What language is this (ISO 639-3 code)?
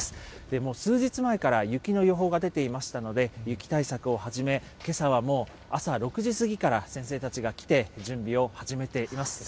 jpn